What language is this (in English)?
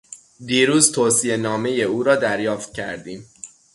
Persian